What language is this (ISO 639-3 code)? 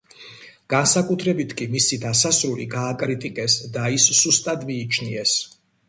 kat